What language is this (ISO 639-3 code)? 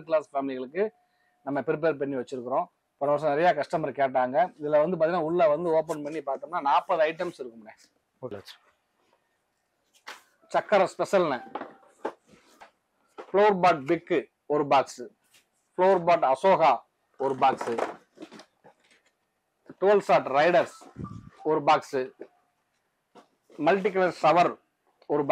tam